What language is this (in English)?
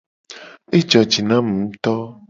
Gen